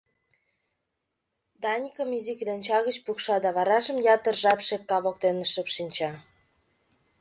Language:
Mari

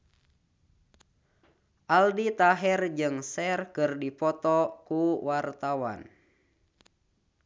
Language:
Sundanese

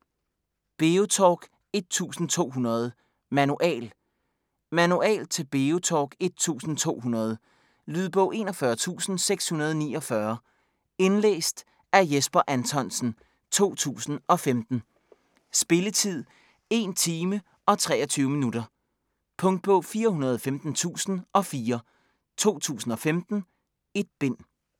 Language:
Danish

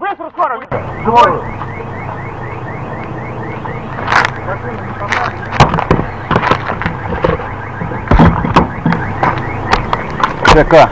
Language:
Russian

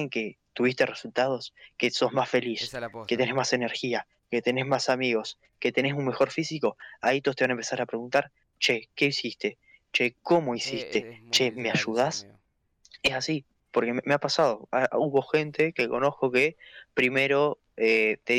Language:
Spanish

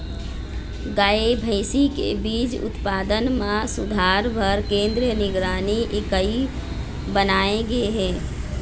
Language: Chhattisgarhi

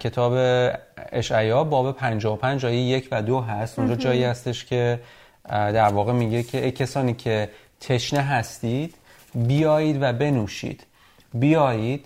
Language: Persian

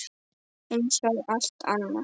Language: Icelandic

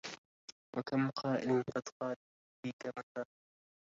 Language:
Arabic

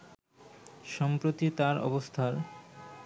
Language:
Bangla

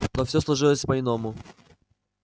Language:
Russian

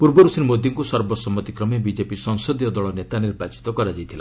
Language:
Odia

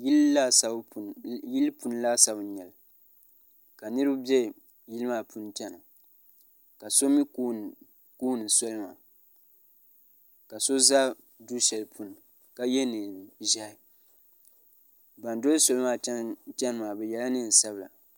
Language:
Dagbani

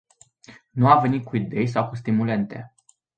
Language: Romanian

